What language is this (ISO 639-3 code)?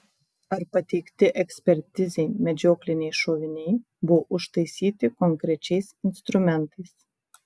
lit